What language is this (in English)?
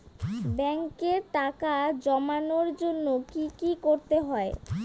Bangla